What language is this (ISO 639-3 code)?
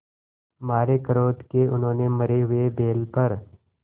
hin